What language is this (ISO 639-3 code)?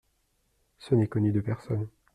fra